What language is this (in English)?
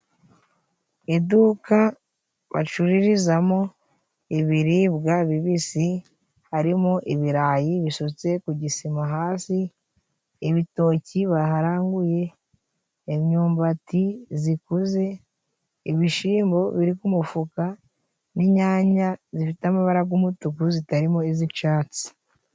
Kinyarwanda